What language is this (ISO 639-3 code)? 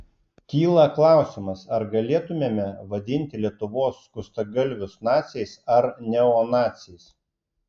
lit